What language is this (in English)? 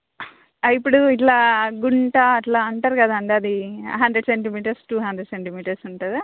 Telugu